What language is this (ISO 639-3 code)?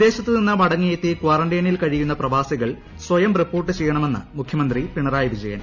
mal